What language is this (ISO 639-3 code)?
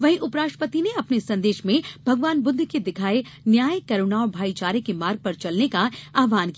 hin